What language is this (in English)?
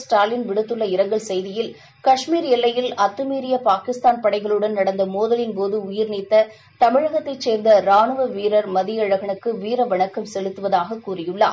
Tamil